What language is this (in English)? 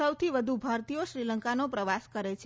Gujarati